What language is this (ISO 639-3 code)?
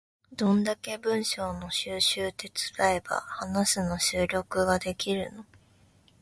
jpn